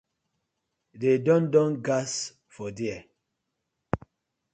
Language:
Nigerian Pidgin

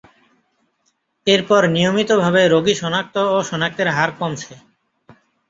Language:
Bangla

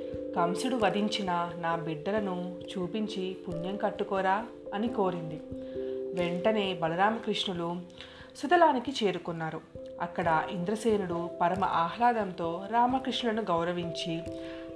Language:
Telugu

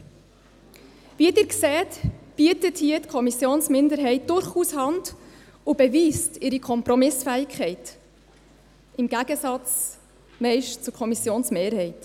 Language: Swiss German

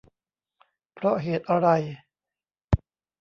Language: Thai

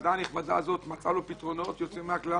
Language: Hebrew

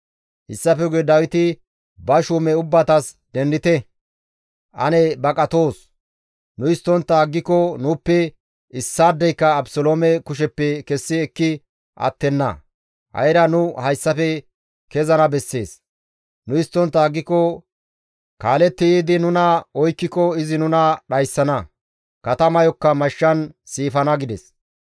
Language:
Gamo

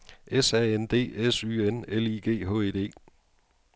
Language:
Danish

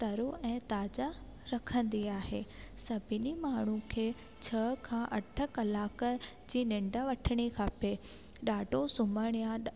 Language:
Sindhi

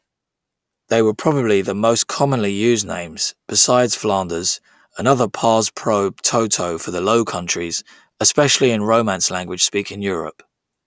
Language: English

